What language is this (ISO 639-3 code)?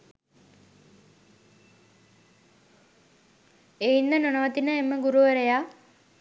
sin